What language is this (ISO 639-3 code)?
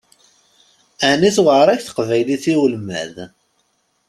kab